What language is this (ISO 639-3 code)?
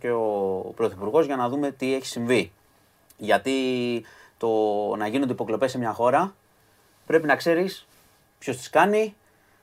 ell